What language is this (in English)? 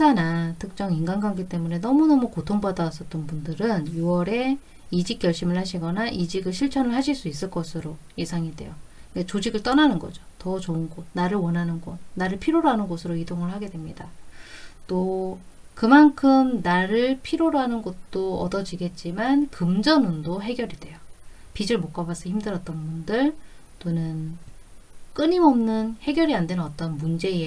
Korean